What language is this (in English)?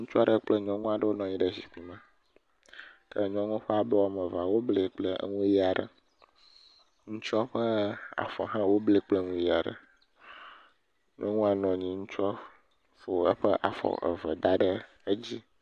Ewe